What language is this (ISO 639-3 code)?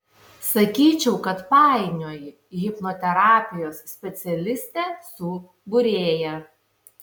lit